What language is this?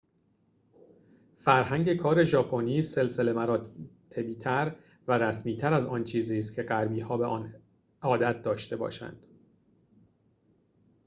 Persian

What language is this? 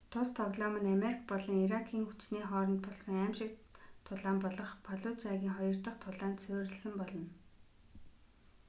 Mongolian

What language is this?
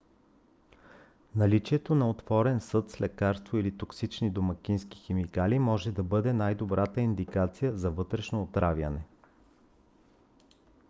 Bulgarian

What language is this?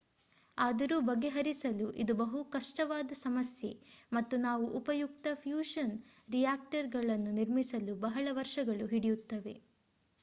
Kannada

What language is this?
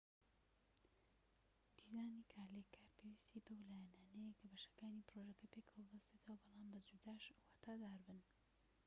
Central Kurdish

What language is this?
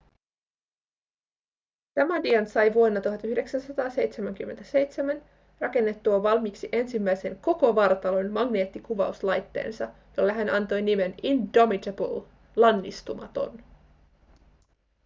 Finnish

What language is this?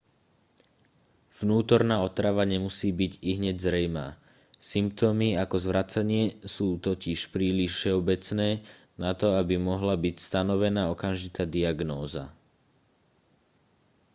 Slovak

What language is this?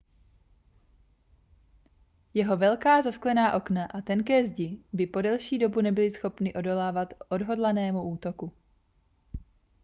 Czech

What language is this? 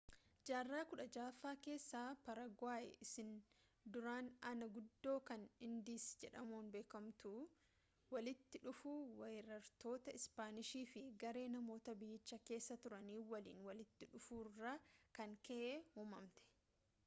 Oromo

